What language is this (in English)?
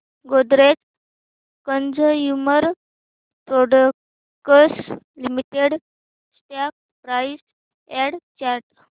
Marathi